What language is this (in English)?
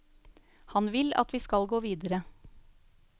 Norwegian